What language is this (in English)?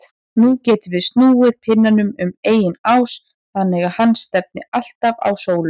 Icelandic